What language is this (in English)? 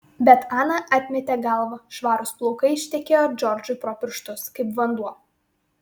Lithuanian